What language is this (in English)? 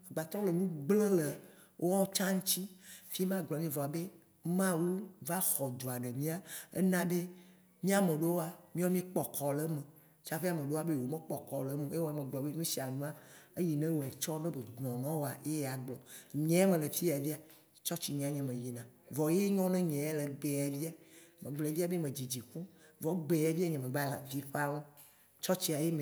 Waci Gbe